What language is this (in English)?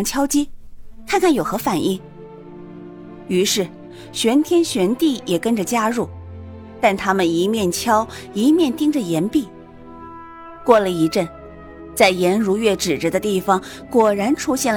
Chinese